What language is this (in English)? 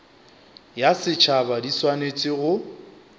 Northern Sotho